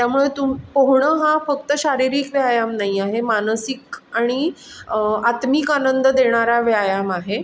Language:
Marathi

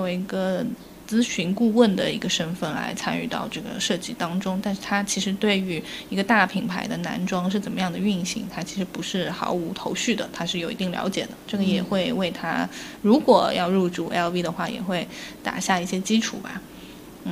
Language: Chinese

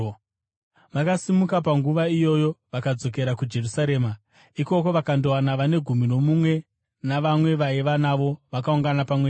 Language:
Shona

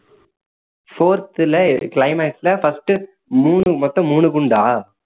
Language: Tamil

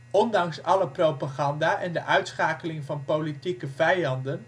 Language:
Dutch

